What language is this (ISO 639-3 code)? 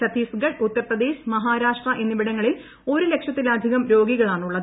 mal